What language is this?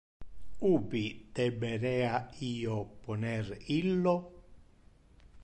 Interlingua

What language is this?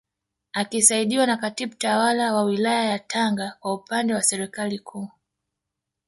Swahili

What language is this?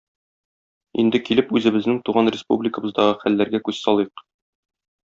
Tatar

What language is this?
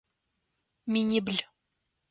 Adyghe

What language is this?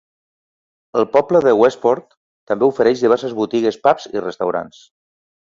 Catalan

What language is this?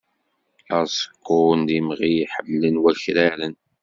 Kabyle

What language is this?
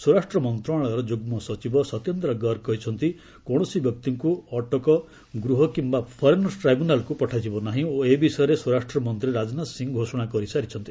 Odia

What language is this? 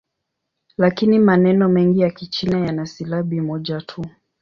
Swahili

